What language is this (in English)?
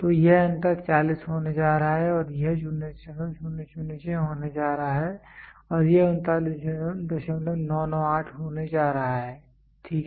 Hindi